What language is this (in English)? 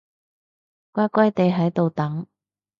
Cantonese